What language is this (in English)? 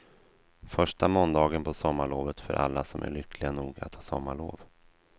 Swedish